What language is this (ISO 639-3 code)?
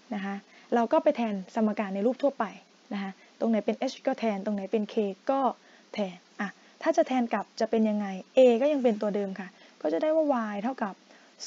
tha